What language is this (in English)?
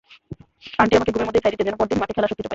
Bangla